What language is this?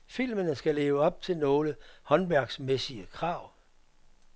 Danish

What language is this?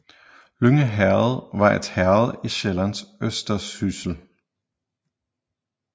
Danish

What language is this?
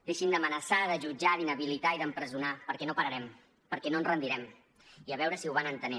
Catalan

